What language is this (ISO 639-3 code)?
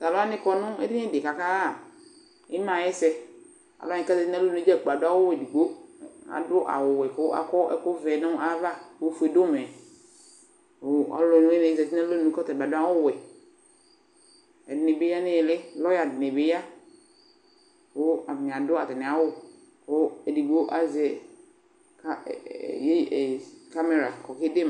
kpo